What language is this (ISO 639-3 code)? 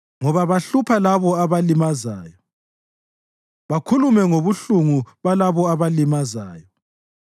nde